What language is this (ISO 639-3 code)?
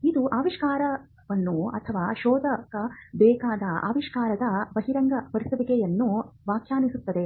kan